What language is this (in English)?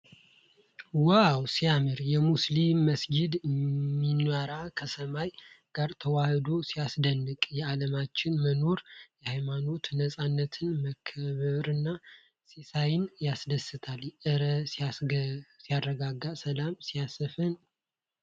Amharic